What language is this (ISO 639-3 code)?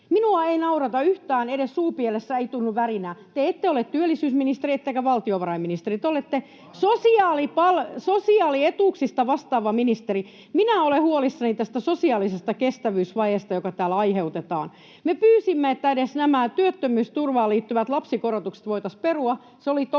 fin